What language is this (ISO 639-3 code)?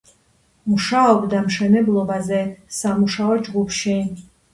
kat